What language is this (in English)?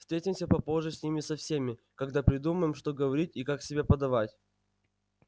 Russian